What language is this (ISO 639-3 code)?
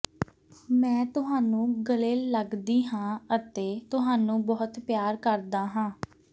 pan